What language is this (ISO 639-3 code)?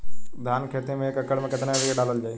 bho